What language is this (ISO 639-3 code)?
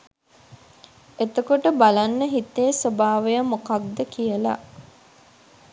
sin